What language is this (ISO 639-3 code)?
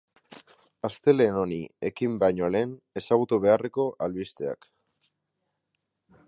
eus